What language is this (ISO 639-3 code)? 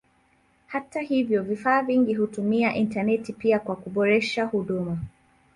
swa